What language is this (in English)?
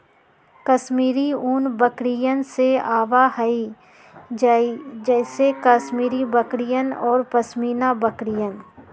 Magahi